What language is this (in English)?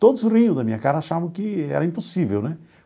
Portuguese